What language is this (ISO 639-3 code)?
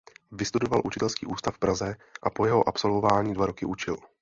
ces